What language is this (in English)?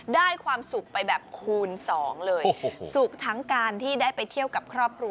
Thai